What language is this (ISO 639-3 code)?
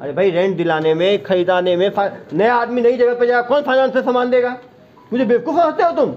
hin